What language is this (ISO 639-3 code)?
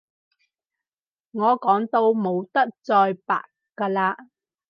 yue